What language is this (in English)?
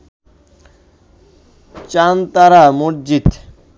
Bangla